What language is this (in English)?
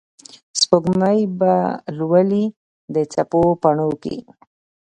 Pashto